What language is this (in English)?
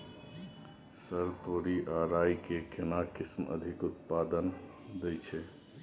Maithili